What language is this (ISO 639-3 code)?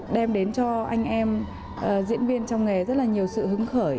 vie